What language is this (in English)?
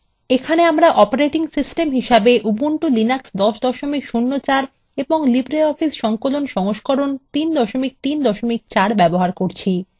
Bangla